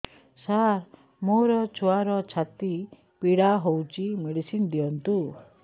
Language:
Odia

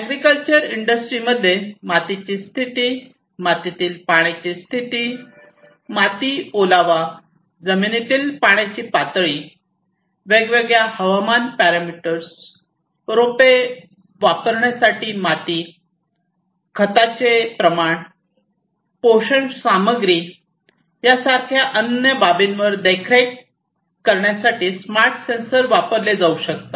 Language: Marathi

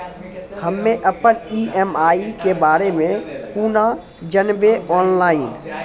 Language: Maithili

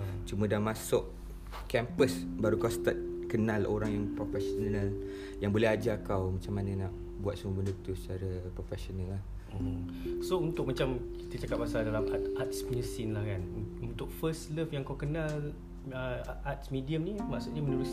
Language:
Malay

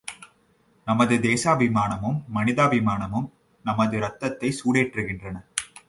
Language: Tamil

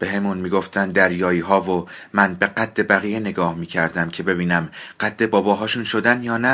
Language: Persian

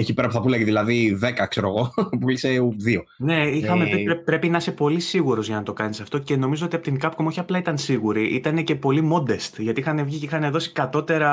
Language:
Greek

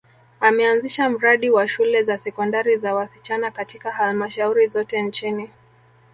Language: Swahili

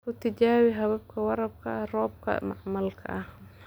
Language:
Somali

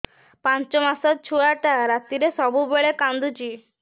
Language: Odia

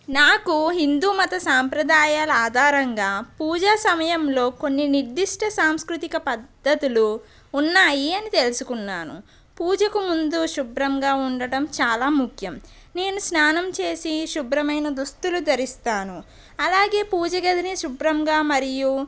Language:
Telugu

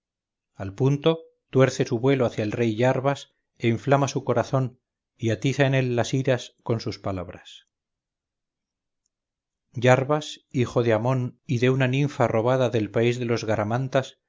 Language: Spanish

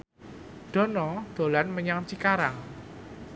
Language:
Javanese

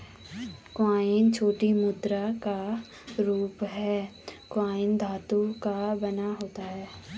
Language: Hindi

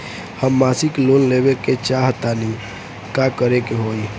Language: Bhojpuri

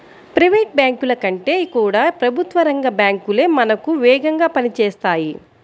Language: Telugu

